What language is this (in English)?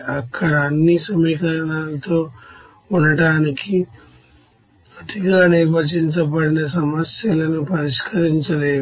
Telugu